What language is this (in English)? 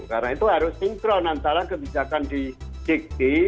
Indonesian